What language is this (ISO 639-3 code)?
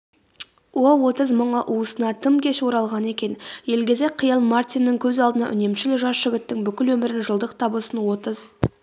kaz